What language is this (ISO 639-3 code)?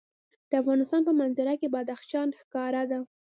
pus